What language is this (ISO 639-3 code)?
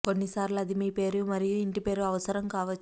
tel